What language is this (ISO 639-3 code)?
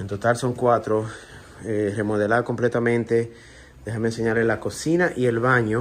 spa